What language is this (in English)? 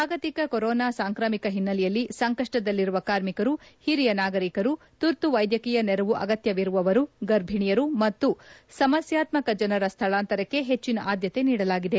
Kannada